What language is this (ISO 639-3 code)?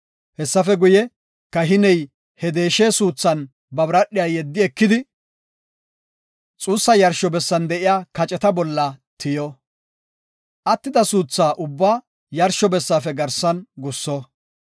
gof